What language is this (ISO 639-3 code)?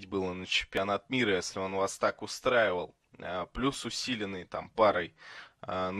rus